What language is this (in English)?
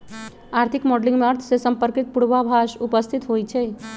Magahi